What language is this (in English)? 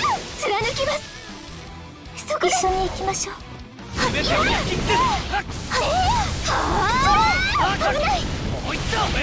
Japanese